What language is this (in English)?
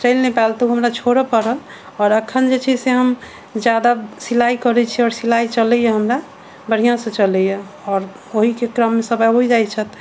Maithili